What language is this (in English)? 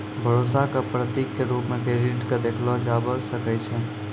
Maithili